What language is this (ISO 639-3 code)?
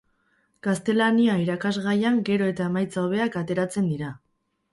eus